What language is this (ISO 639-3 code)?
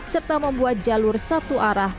ind